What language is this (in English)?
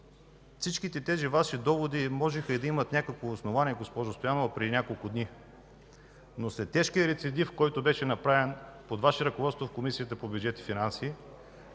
Bulgarian